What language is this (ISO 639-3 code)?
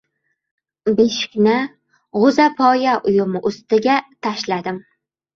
uzb